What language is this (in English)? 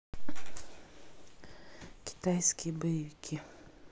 Russian